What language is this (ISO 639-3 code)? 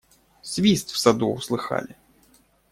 rus